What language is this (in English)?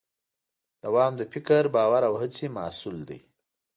Pashto